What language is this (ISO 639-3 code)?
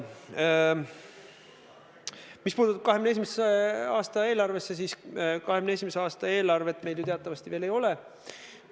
est